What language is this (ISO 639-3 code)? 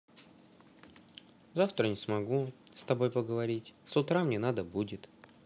rus